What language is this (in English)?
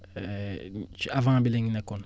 Wolof